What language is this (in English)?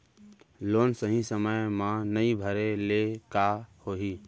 Chhattisgarhi